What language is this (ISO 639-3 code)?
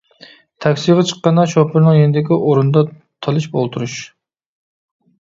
uig